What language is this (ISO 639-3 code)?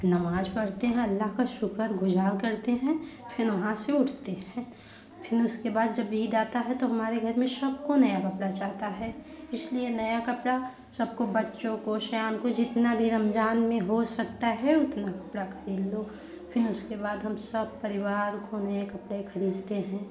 hin